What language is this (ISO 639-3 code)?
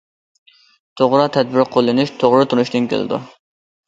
uig